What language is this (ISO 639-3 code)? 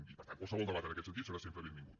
cat